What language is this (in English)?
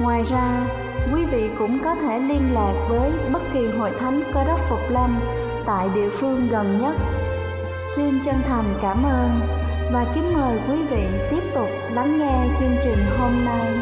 Vietnamese